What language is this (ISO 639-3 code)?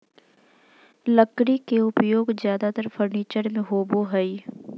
mag